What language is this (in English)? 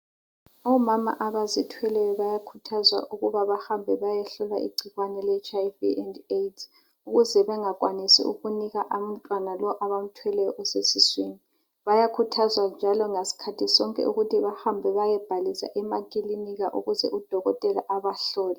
North Ndebele